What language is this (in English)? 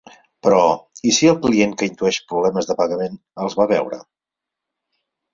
Catalan